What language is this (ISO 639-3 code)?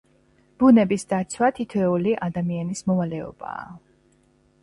kat